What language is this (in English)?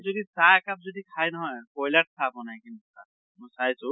Assamese